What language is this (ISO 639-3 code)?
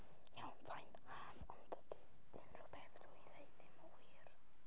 cym